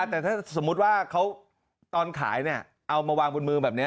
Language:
Thai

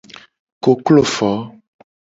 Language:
Gen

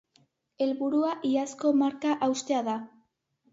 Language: Basque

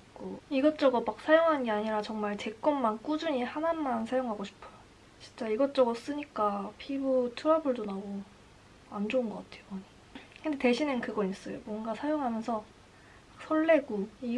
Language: Korean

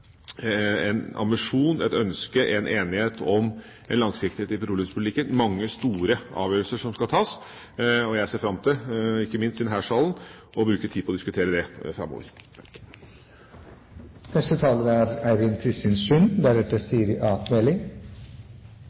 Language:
Norwegian Bokmål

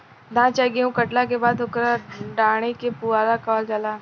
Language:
Bhojpuri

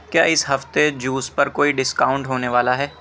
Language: Urdu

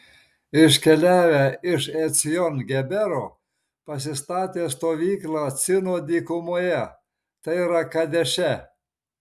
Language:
Lithuanian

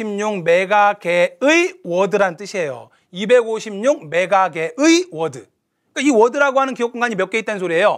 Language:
Korean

